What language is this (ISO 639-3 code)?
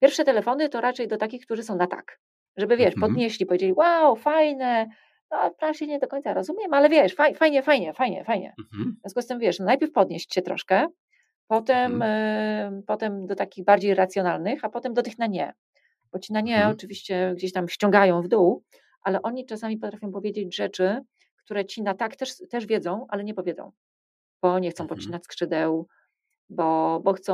pol